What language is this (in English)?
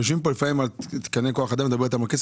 Hebrew